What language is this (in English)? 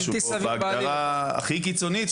Hebrew